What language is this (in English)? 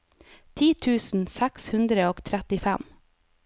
Norwegian